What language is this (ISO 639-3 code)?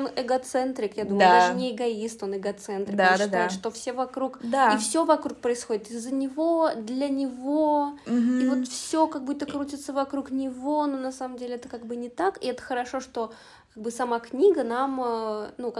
rus